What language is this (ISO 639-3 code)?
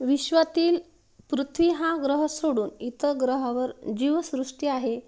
mar